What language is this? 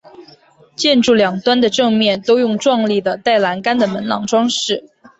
Chinese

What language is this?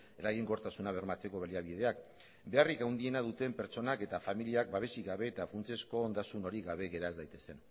Basque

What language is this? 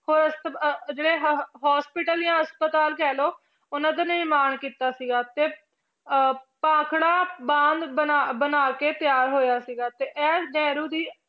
Punjabi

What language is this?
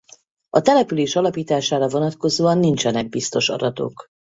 Hungarian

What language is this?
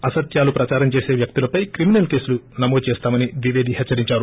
Telugu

